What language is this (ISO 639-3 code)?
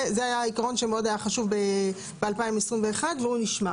heb